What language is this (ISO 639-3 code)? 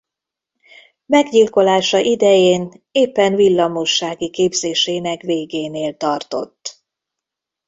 hun